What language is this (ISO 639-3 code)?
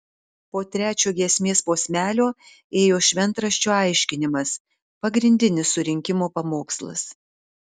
lit